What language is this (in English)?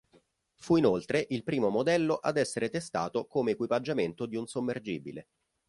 Italian